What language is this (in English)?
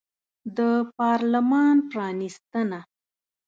Pashto